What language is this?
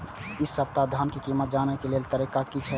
Maithili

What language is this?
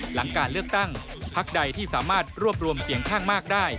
Thai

